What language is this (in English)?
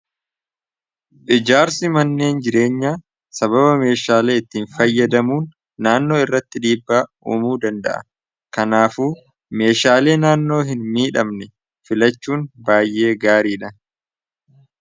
Oromo